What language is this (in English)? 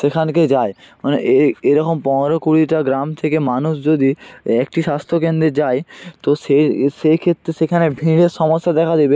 Bangla